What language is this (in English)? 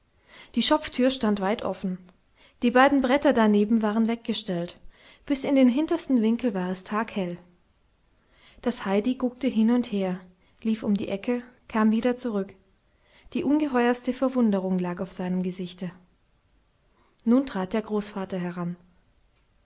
German